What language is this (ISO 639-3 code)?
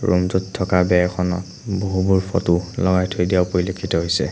asm